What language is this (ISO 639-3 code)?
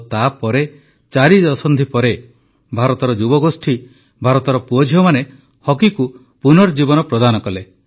ori